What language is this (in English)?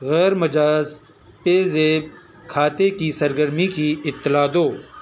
Urdu